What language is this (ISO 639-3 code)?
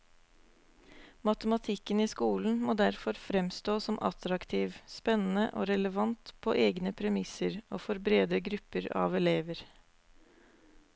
nor